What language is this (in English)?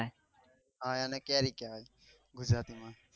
Gujarati